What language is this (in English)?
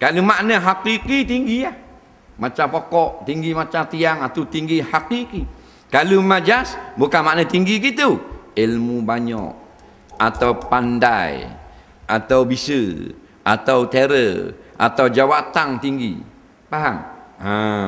Malay